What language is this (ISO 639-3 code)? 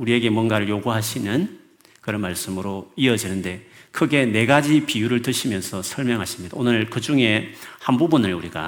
kor